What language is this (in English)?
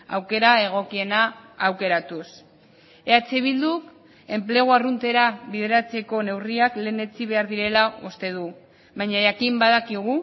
Basque